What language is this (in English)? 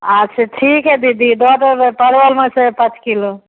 Maithili